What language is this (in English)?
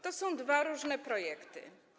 Polish